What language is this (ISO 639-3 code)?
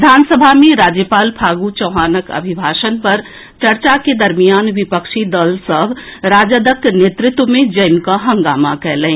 mai